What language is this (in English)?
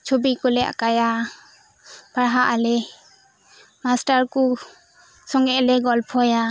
Santali